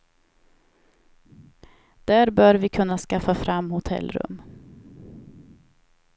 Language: Swedish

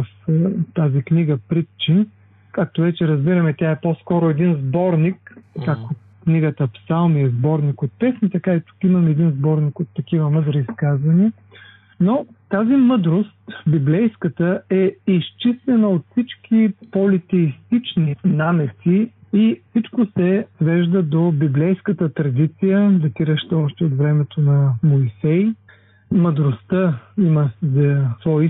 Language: Bulgarian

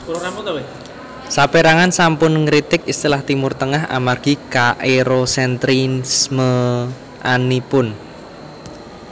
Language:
Javanese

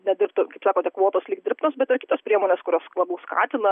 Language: Lithuanian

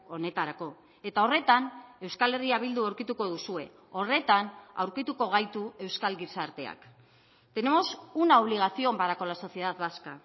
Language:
Basque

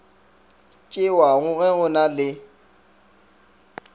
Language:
Northern Sotho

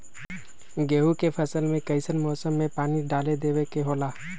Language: Magahi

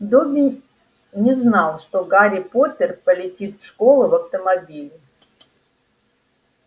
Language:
Russian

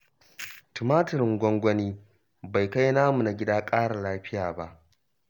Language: Hausa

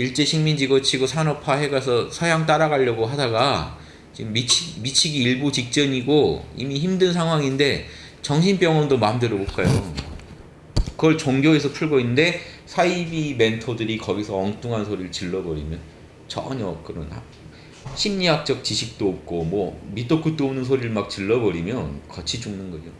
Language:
Korean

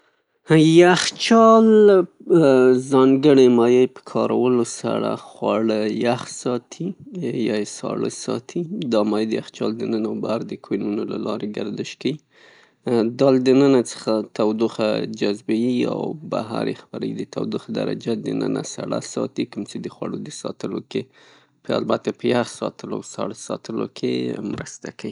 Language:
Pashto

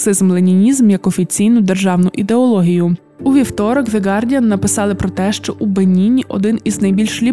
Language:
Ukrainian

